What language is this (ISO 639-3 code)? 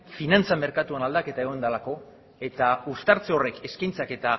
eus